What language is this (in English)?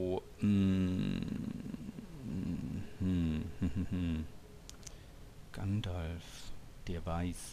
German